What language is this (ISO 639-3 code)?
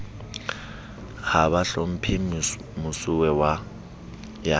sot